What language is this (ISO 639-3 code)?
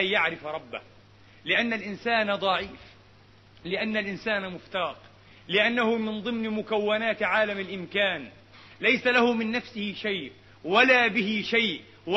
ara